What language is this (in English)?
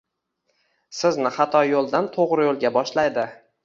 Uzbek